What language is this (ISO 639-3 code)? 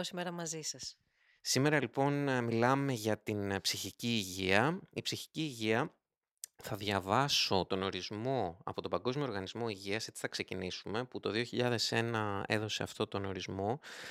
ell